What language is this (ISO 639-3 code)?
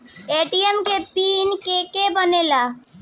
bho